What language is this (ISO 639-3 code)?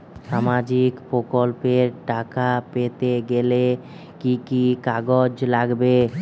ben